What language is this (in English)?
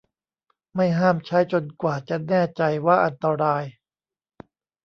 Thai